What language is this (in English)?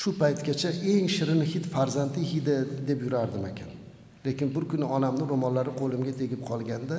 Turkish